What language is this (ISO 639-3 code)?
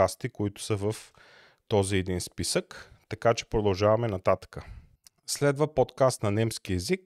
bul